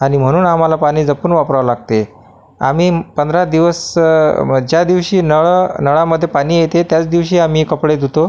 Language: Marathi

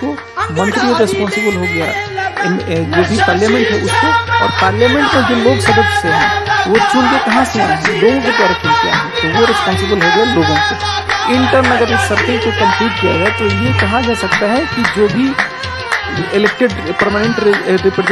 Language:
Hindi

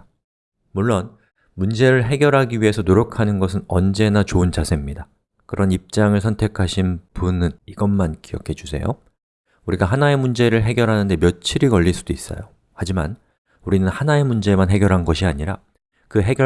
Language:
Korean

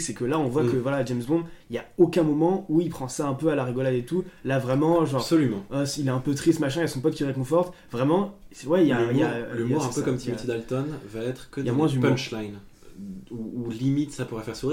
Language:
French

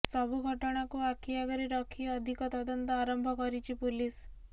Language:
Odia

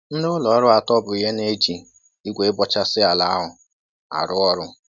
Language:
Igbo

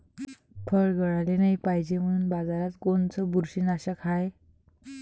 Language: Marathi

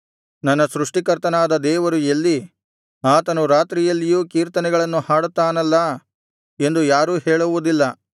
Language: Kannada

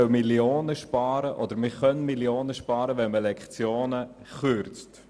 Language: Swiss German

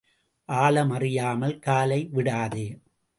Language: Tamil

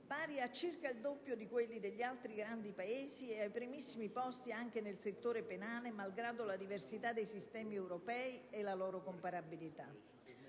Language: Italian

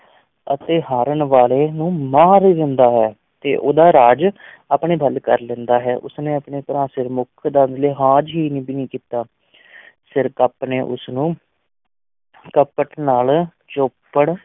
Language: Punjabi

